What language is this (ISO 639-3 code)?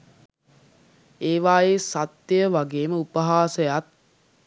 sin